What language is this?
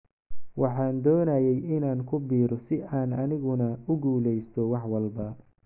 Somali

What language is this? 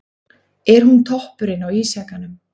Icelandic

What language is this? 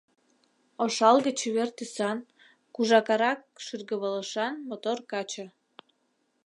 Mari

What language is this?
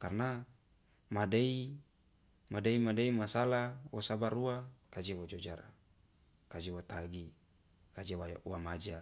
Loloda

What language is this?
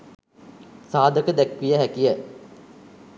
Sinhala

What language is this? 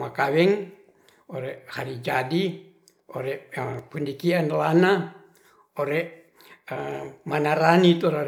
Ratahan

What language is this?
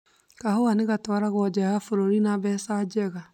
Kikuyu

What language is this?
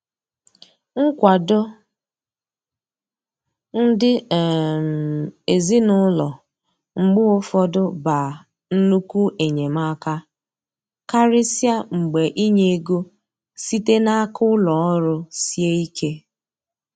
Igbo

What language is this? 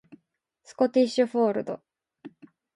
Japanese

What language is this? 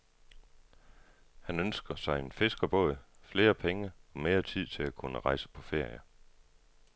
Danish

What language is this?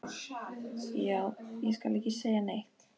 Icelandic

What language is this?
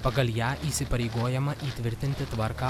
Lithuanian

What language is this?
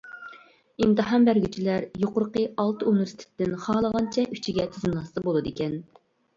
Uyghur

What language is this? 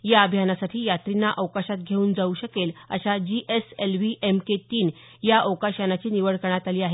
Marathi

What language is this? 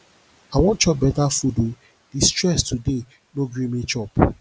Nigerian Pidgin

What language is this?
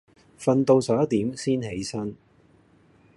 Cantonese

